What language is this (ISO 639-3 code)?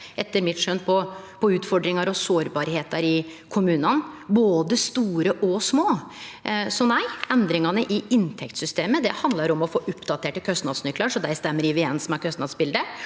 nor